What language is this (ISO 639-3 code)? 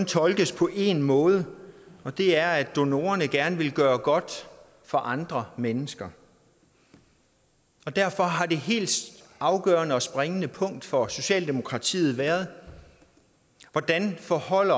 dan